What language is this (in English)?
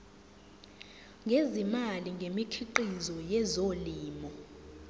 Zulu